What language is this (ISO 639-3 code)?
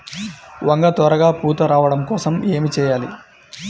tel